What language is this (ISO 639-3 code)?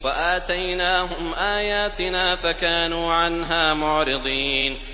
ara